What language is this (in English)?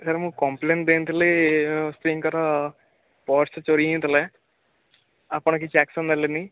Odia